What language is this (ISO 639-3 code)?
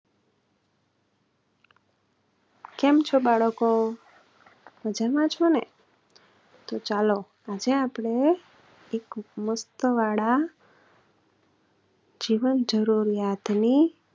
guj